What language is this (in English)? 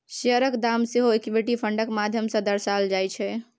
Maithili